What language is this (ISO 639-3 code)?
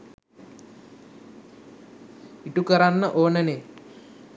sin